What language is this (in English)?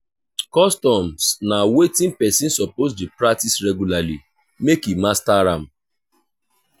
Nigerian Pidgin